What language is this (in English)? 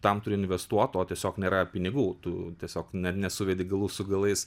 Lithuanian